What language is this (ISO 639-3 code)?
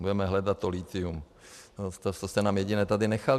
ces